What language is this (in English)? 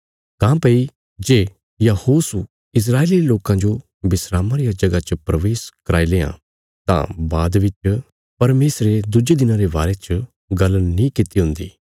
Bilaspuri